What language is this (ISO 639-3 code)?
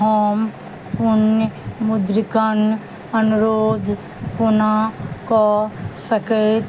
mai